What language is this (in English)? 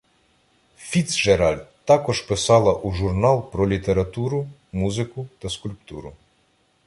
Ukrainian